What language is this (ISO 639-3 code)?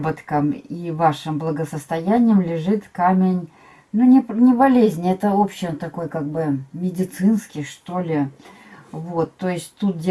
rus